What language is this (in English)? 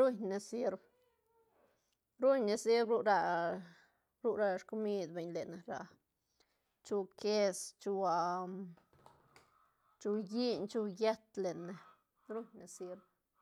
Santa Catarina Albarradas Zapotec